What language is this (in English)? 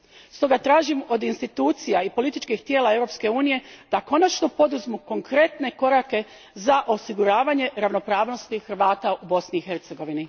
Croatian